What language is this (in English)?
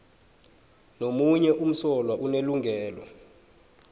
South Ndebele